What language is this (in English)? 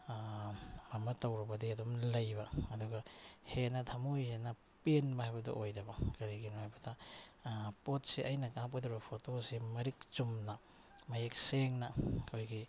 Manipuri